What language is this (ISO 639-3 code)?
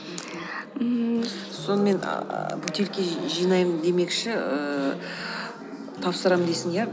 kaz